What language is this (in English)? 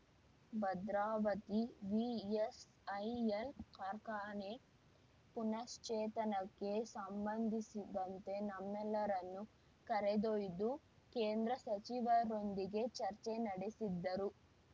Kannada